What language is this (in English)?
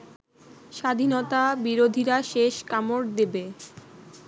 Bangla